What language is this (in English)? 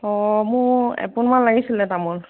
Assamese